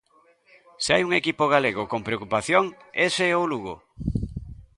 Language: Galician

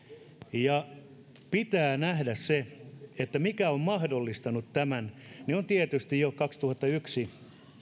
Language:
Finnish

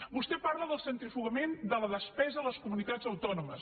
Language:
Catalan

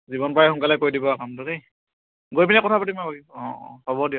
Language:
Assamese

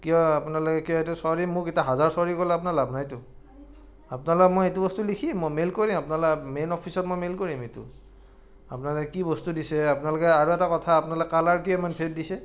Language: Assamese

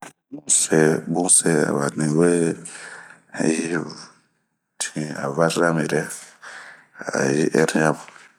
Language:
Bomu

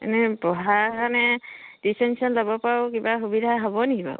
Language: Assamese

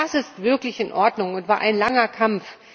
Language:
German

